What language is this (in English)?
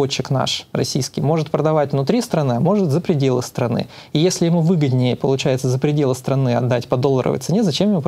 Russian